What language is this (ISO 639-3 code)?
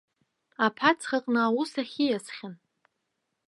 abk